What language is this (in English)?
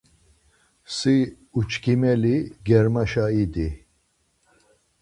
Laz